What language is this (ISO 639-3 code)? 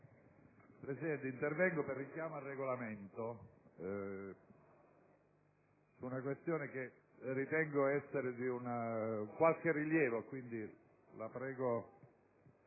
ita